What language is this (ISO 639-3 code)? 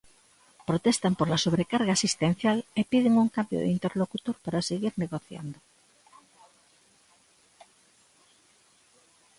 glg